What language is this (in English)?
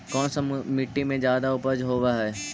Magahi